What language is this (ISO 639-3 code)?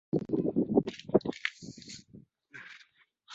uzb